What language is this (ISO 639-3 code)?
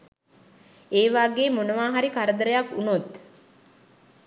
sin